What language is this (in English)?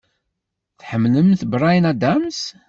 Kabyle